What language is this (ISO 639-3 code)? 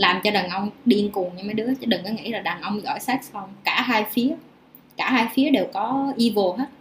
vie